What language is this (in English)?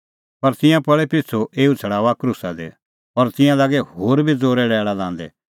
Kullu Pahari